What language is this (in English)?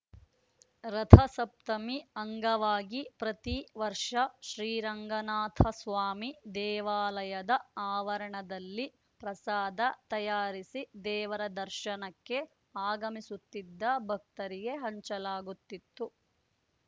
Kannada